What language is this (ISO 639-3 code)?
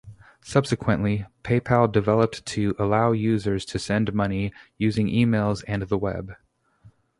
eng